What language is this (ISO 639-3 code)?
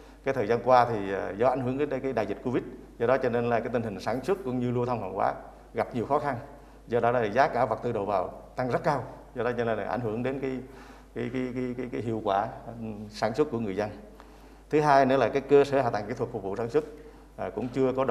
vie